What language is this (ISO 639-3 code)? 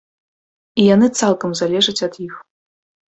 bel